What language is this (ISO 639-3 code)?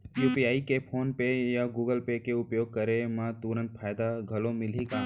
hne